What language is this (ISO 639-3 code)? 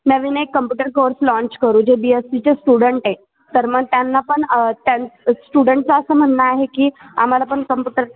mar